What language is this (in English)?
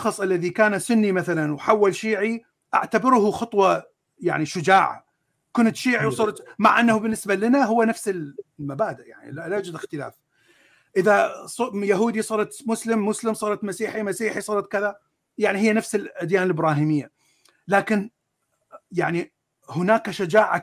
Arabic